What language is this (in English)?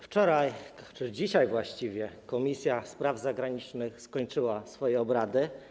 Polish